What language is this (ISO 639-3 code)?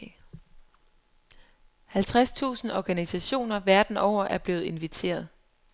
dan